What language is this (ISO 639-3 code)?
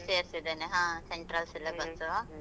kan